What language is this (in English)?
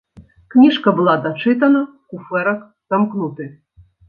Belarusian